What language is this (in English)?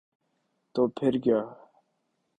Urdu